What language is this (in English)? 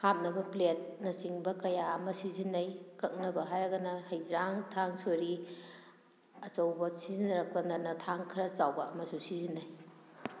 Manipuri